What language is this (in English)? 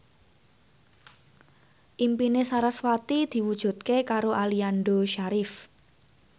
Javanese